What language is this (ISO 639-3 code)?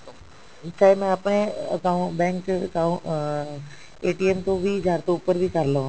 pan